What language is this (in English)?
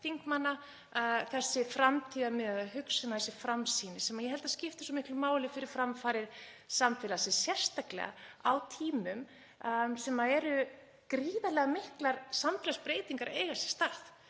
Icelandic